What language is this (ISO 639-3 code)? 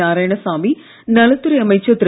tam